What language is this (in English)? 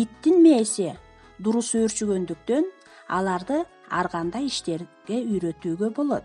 Turkish